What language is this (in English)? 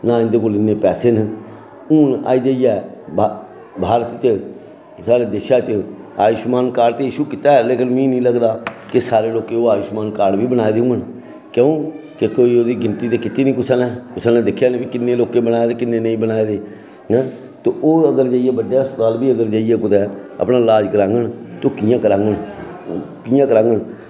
Dogri